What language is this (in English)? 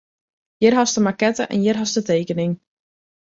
Western Frisian